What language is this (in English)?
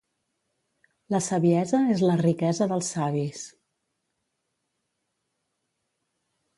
Catalan